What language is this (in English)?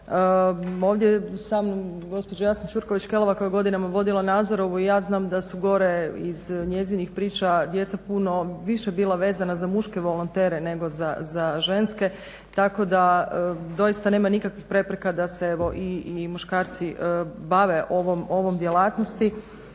Croatian